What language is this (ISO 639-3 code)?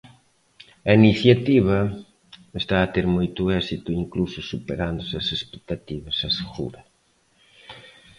glg